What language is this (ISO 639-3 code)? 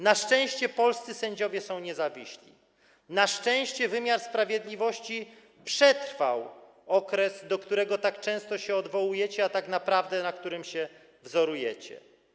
pol